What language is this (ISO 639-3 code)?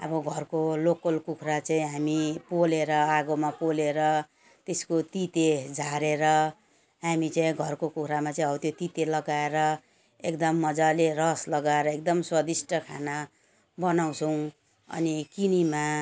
nep